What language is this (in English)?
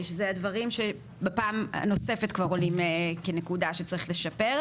Hebrew